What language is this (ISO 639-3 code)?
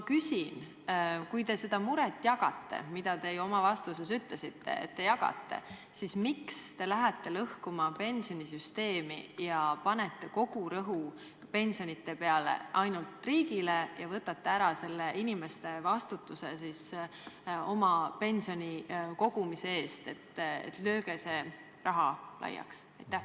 est